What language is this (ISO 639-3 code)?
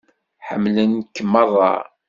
kab